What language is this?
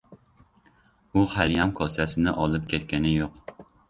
Uzbek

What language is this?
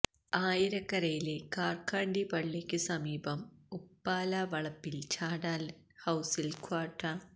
Malayalam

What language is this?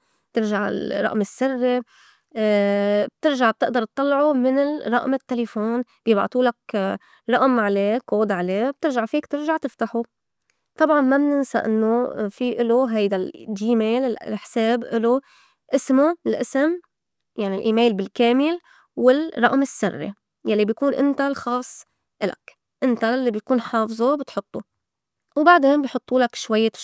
North Levantine Arabic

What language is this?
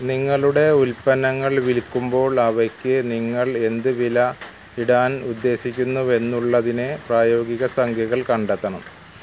Malayalam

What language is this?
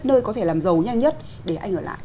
Vietnamese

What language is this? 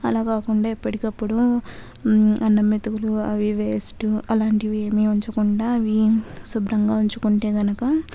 Telugu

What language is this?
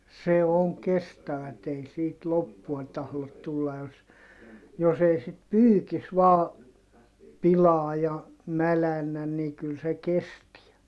Finnish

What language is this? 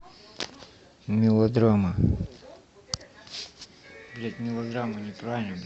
Russian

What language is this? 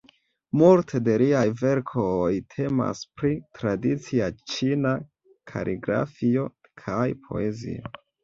Esperanto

